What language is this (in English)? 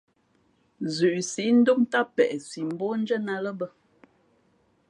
Fe'fe'